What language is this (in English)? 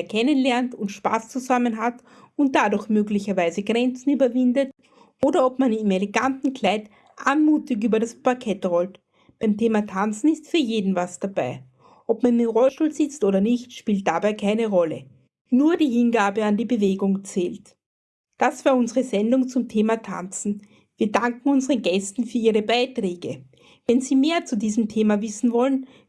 German